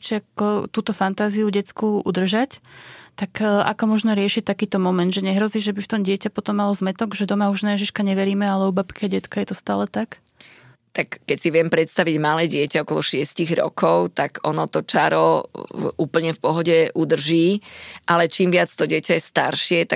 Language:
Slovak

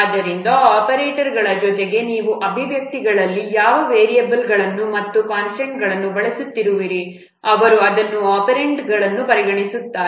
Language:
Kannada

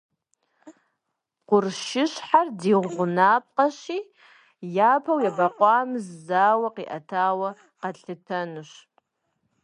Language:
Kabardian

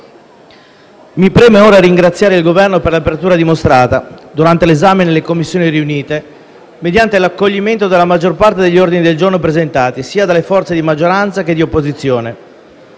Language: Italian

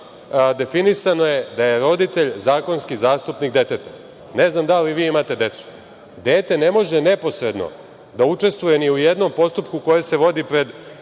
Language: Serbian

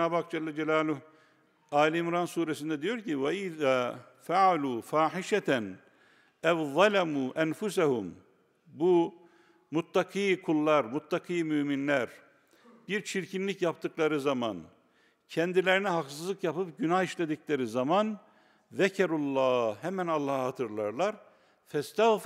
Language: Turkish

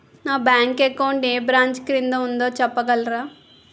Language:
Telugu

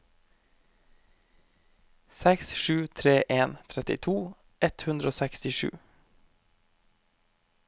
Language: Norwegian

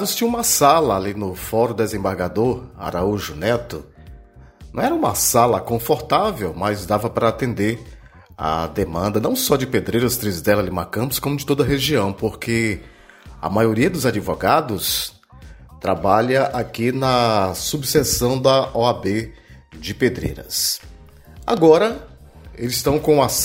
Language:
Portuguese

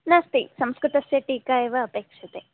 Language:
Sanskrit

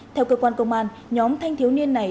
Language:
Vietnamese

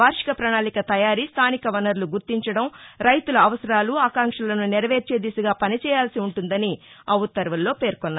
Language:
Telugu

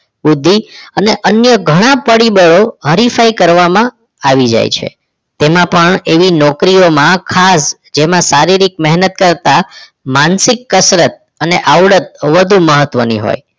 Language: Gujarati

